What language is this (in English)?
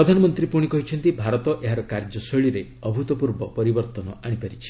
Odia